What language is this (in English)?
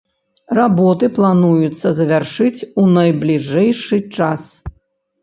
Belarusian